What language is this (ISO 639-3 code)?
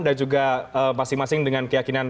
ind